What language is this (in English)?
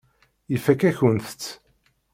Kabyle